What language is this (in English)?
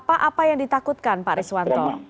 Indonesian